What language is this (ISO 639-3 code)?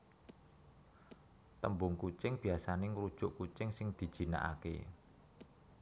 jav